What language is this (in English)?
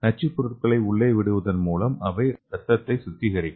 Tamil